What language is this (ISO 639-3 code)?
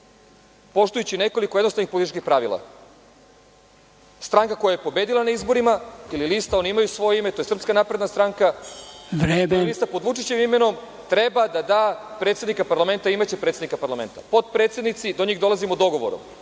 srp